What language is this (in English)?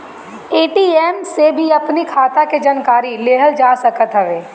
Bhojpuri